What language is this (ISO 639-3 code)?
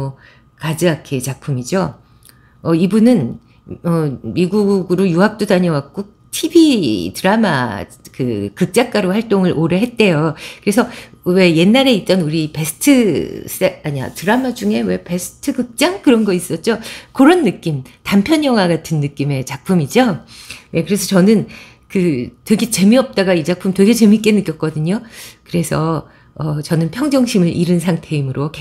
kor